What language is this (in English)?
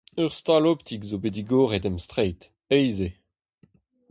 Breton